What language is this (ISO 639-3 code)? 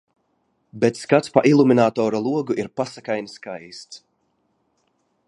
lav